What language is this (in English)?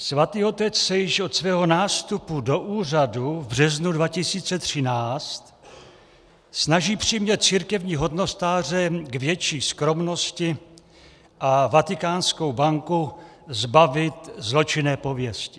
Czech